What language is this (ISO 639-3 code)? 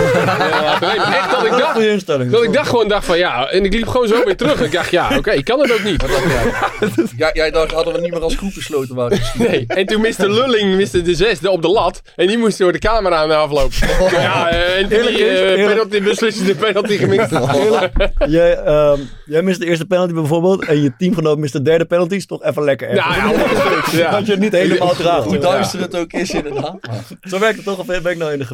nld